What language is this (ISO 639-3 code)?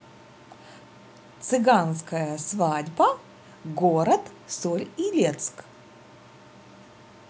rus